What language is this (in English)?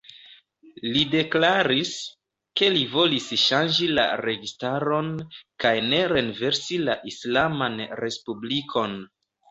Esperanto